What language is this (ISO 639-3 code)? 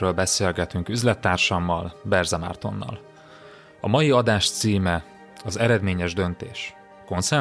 hun